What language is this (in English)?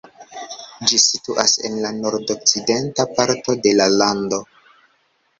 Esperanto